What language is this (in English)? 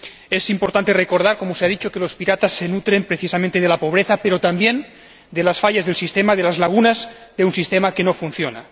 Spanish